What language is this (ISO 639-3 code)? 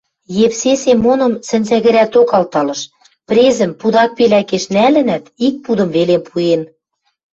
mrj